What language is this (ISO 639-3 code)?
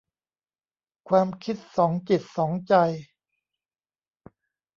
tha